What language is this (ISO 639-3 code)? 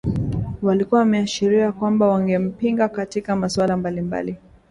swa